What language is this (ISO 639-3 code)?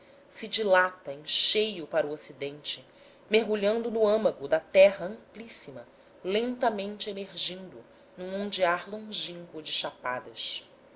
por